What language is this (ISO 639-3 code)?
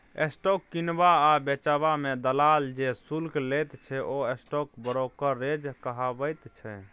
mai